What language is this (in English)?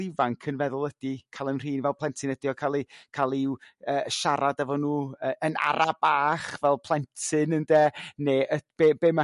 Welsh